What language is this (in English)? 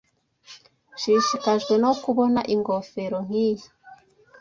Kinyarwanda